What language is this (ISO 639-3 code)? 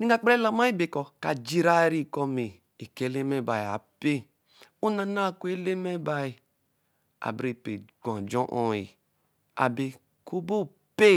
elm